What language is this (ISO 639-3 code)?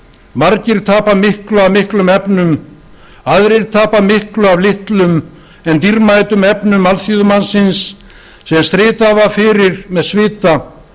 isl